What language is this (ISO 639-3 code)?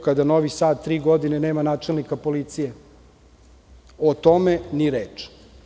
srp